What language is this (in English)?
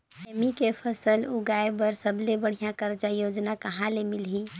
Chhattisgarhi